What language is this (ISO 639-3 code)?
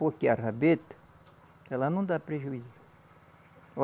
por